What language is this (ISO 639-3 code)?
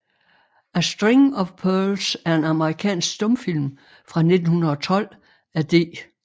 dan